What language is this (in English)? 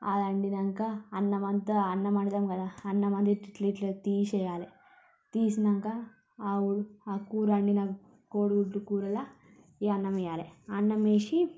Telugu